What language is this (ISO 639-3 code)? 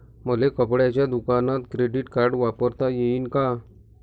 mar